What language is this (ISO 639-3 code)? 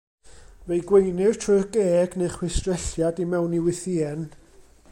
cym